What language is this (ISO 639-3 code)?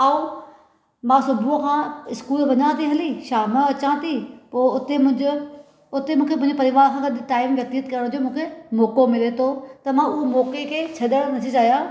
snd